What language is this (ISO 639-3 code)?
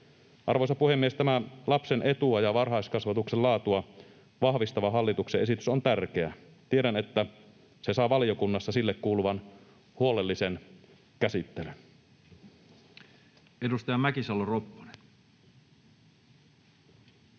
fin